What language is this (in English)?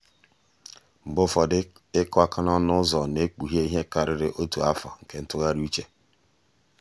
Igbo